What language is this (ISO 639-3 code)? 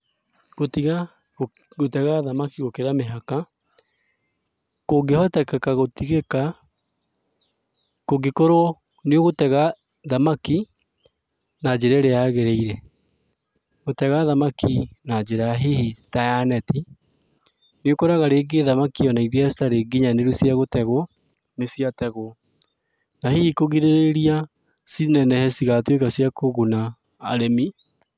kik